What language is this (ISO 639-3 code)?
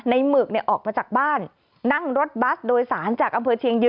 tha